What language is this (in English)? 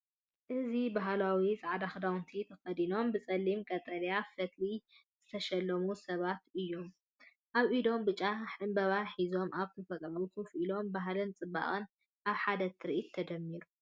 Tigrinya